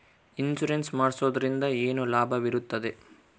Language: Kannada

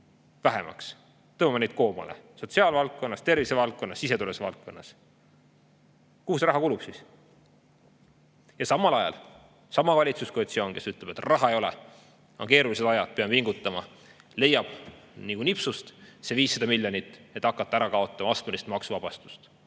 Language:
Estonian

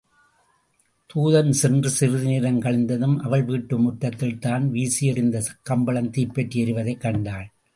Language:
Tamil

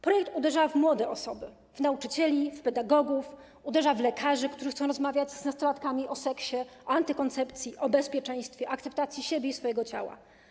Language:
Polish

